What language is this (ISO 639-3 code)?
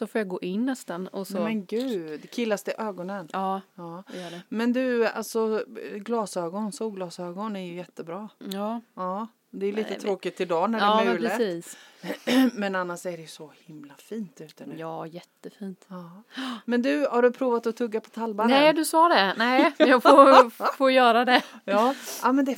swe